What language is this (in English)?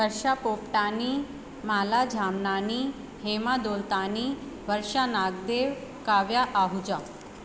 Sindhi